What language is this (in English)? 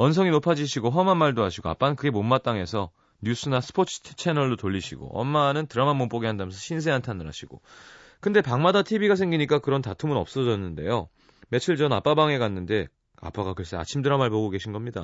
Korean